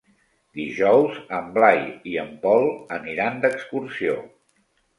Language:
Catalan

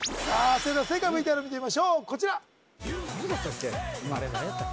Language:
Japanese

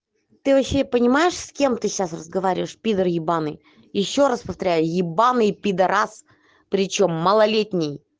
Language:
Russian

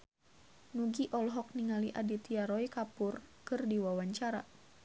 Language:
Sundanese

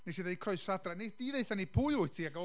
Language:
Welsh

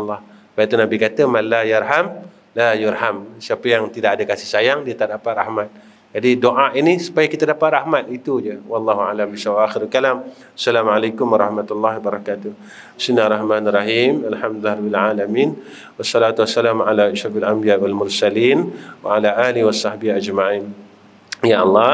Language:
Malay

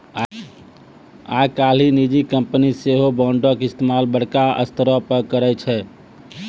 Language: Maithili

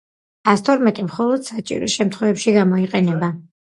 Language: Georgian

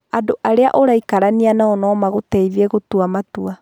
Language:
Kikuyu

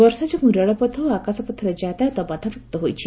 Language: Odia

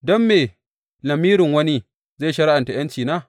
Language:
Hausa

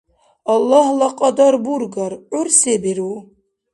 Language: Dargwa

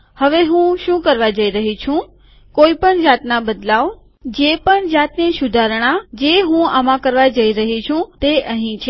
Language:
Gujarati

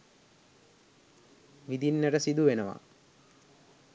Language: Sinhala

